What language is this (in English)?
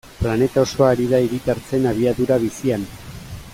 Basque